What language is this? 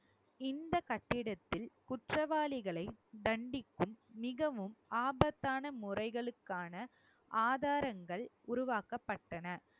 Tamil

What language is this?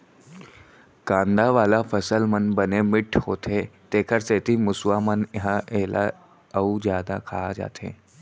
Chhattisgarhi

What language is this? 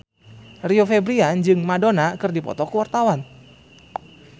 Sundanese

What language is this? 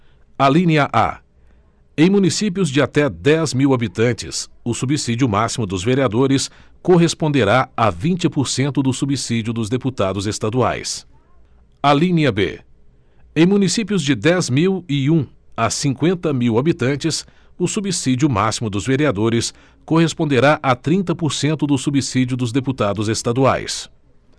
Portuguese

